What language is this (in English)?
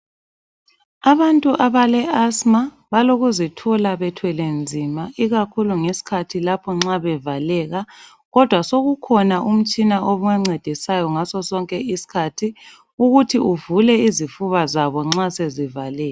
North Ndebele